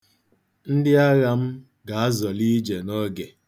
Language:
Igbo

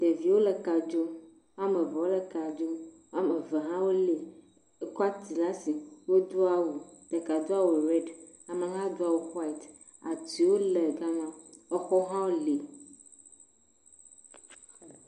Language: Ewe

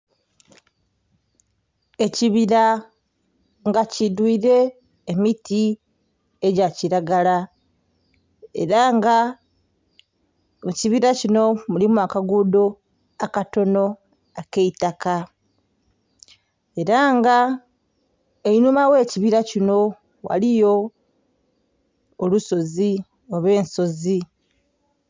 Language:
Soga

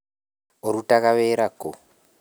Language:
Kikuyu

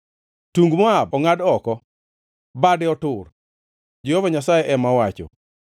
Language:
Luo (Kenya and Tanzania)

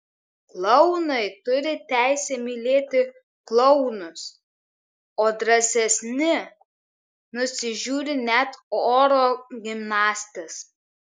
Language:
Lithuanian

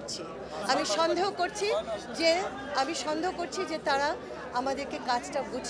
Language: Bangla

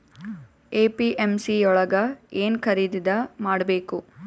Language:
Kannada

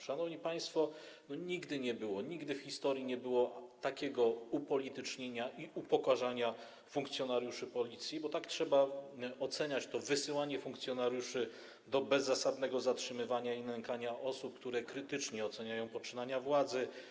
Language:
Polish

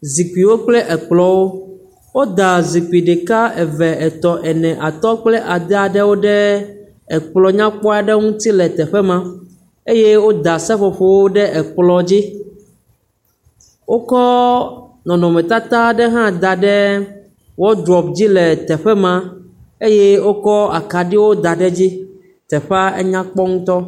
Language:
Ewe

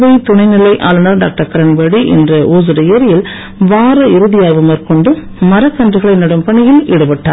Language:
Tamil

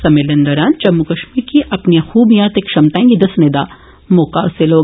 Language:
Dogri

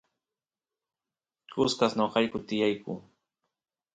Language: Santiago del Estero Quichua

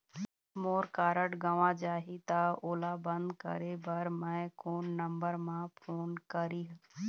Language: Chhattisgarhi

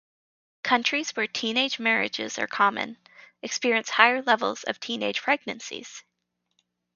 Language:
English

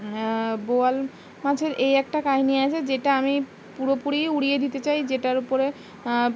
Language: Bangla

